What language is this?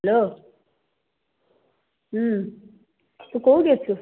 Odia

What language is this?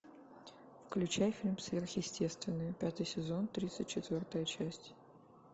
Russian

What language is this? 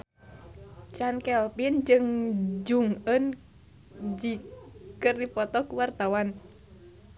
Sundanese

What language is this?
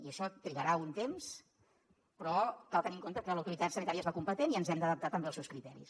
Catalan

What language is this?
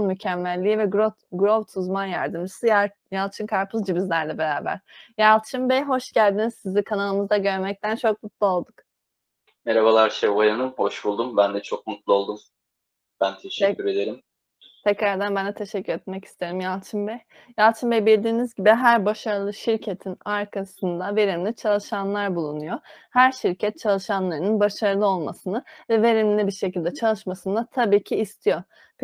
Turkish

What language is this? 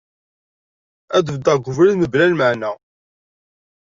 Kabyle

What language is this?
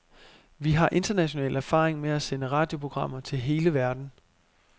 Danish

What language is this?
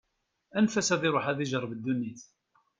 Kabyle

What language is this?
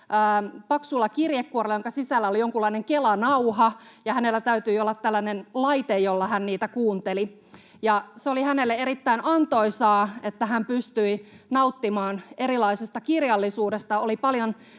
Finnish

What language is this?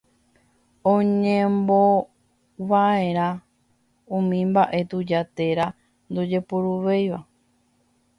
Guarani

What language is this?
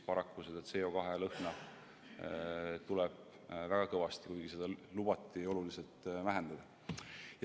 Estonian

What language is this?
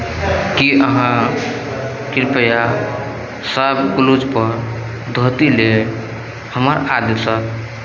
Maithili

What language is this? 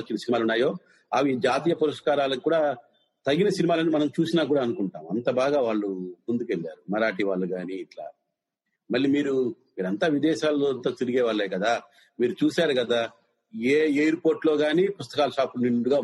Telugu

